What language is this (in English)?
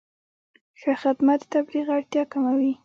Pashto